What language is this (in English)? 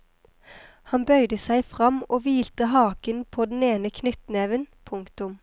Norwegian